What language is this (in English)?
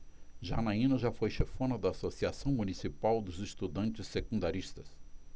Portuguese